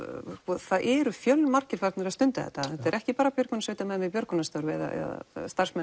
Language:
Icelandic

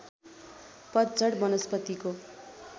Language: Nepali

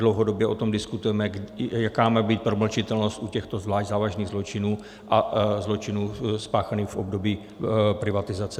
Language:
Czech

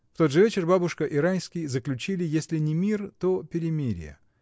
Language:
Russian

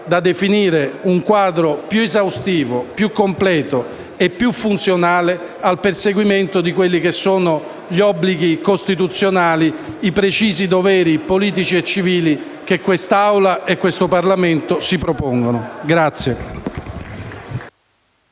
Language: Italian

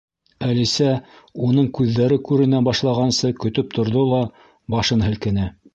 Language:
Bashkir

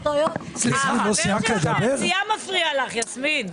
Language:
Hebrew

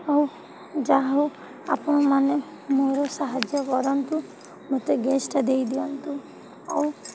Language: Odia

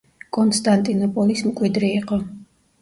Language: Georgian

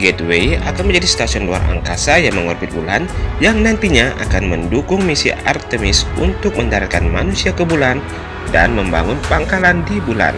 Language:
Indonesian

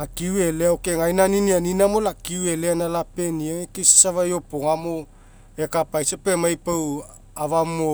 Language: Mekeo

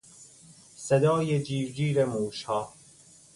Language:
Persian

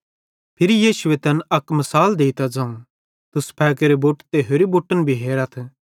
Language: Bhadrawahi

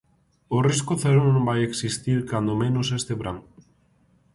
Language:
Galician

